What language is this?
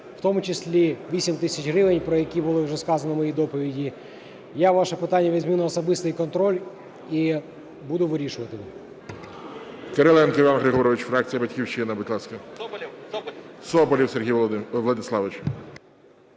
Ukrainian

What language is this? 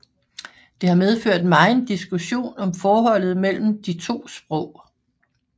Danish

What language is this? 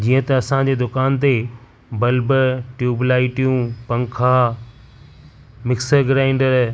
Sindhi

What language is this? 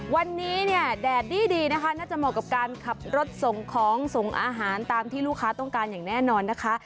Thai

